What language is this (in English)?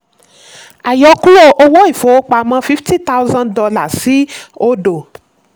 Yoruba